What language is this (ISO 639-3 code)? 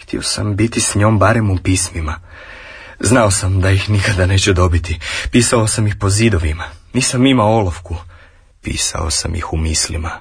hrv